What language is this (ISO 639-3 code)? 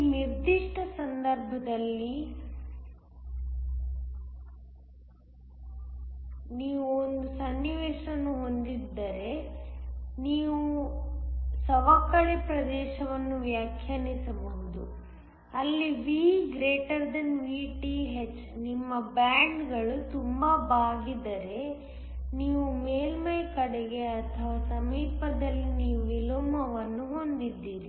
kan